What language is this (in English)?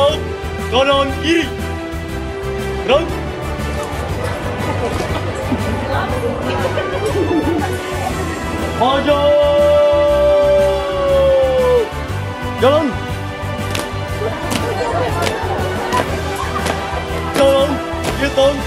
Indonesian